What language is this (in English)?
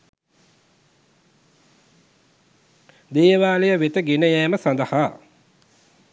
Sinhala